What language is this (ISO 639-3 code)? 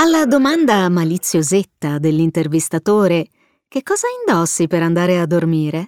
ita